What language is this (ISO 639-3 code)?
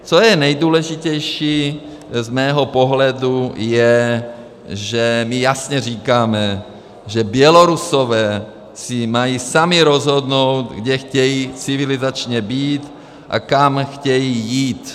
ces